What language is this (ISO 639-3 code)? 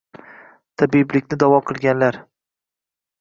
uzb